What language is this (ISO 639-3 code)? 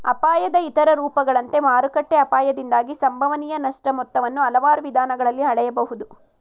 kan